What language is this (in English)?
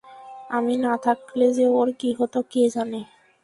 Bangla